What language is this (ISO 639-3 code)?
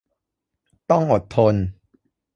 tha